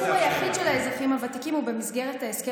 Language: Hebrew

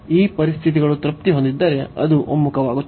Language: Kannada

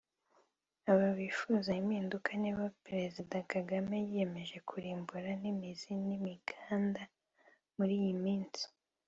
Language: Kinyarwanda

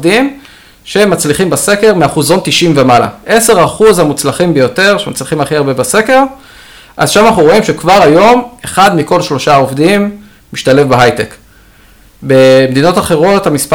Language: Hebrew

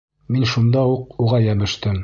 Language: Bashkir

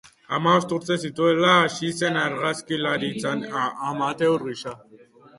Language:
Basque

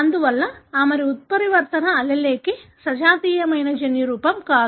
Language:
Telugu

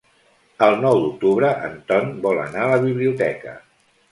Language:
Catalan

